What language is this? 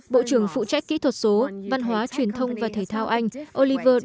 Vietnamese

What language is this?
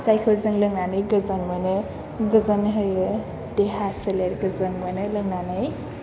Bodo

